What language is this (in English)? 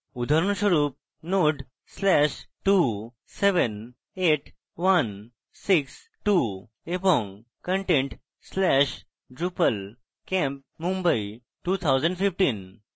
Bangla